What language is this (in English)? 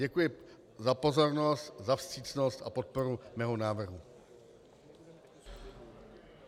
Czech